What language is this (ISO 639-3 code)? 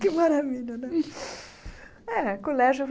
por